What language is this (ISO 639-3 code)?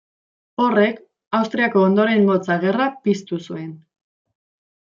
eus